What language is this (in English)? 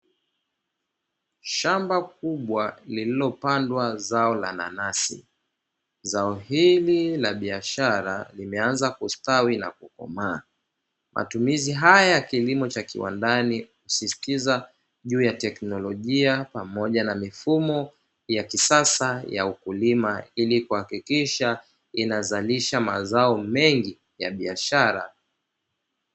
Swahili